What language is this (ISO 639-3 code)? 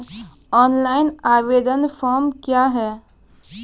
mai